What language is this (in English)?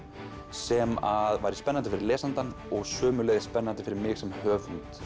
Icelandic